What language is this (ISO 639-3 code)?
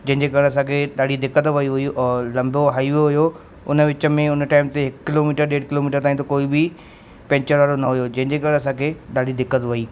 snd